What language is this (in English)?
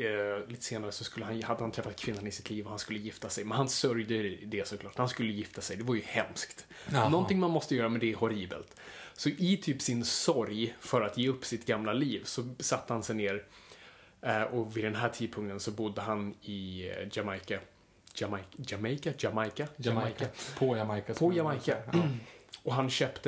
Swedish